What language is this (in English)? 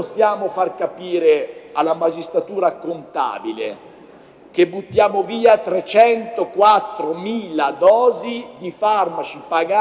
Italian